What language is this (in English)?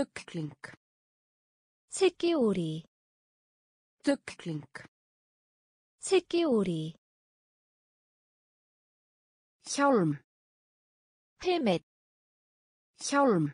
Korean